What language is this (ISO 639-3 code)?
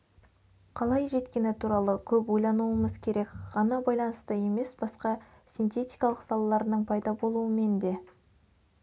kaz